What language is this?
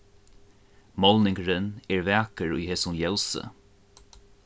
Faroese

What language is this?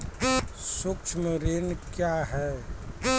Maithili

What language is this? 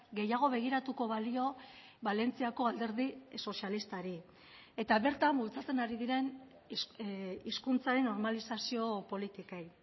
Basque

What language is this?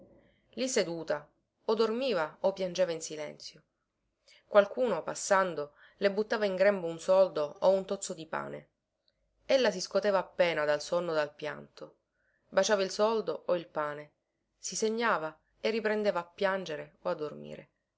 Italian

